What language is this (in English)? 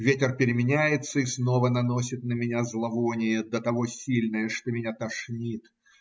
Russian